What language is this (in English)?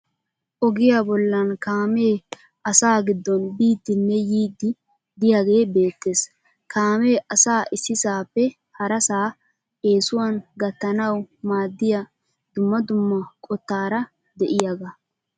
Wolaytta